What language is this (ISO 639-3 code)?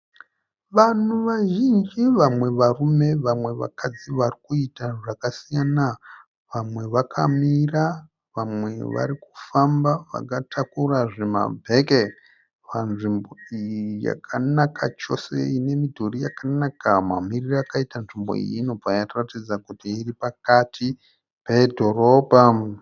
sna